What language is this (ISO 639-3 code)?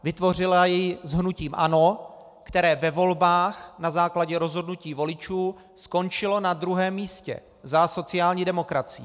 ces